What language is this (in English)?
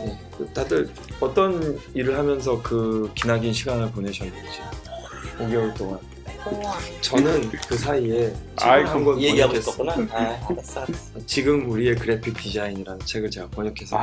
Korean